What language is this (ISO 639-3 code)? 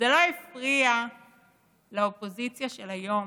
heb